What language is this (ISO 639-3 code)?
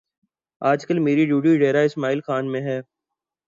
urd